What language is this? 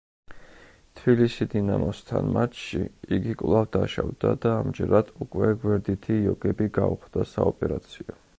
Georgian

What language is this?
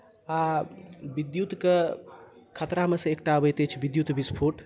Maithili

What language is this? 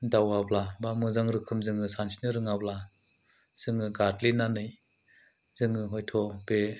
Bodo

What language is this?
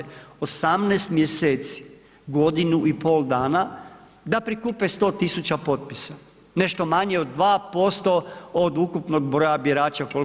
Croatian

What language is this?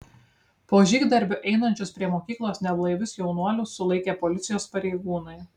Lithuanian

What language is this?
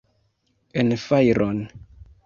Esperanto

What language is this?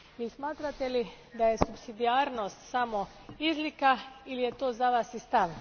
Croatian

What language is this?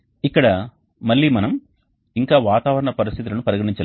Telugu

